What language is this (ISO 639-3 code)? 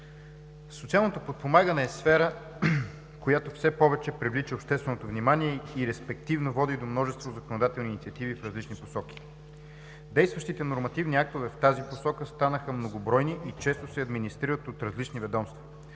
bul